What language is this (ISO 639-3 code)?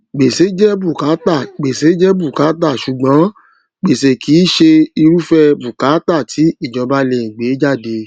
yor